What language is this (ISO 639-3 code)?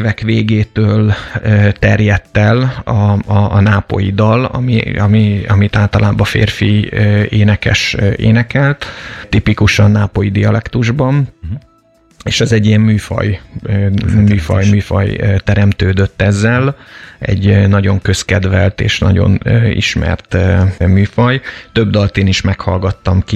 hun